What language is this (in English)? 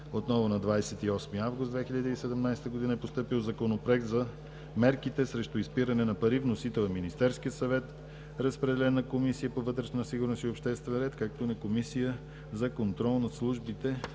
Bulgarian